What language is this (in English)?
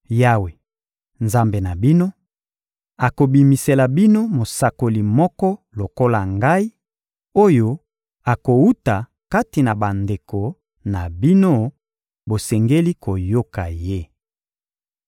Lingala